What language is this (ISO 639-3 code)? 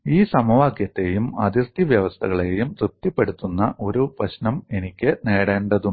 mal